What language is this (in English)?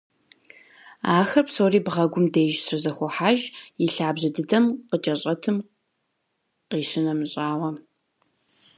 Kabardian